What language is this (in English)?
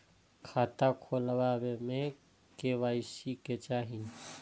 Maithili